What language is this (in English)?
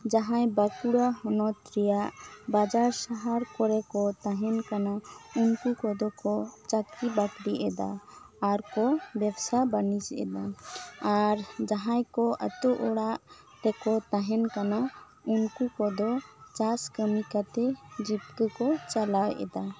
Santali